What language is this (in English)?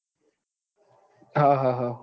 Gujarati